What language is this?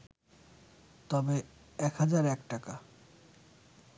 Bangla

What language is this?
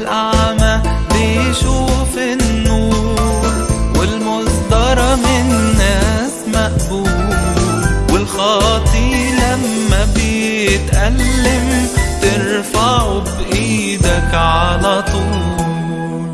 Arabic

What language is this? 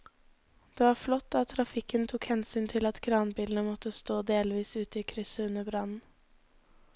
Norwegian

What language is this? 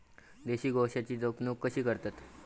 Marathi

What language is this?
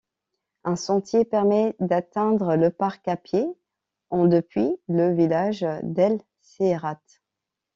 French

